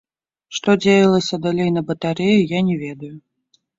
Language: Belarusian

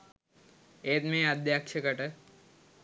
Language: Sinhala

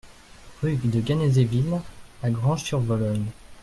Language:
French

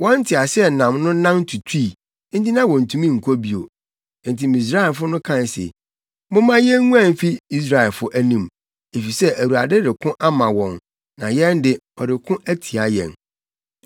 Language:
Akan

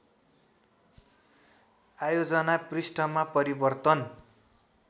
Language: Nepali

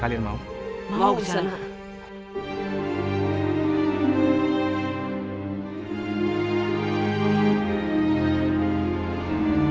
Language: Indonesian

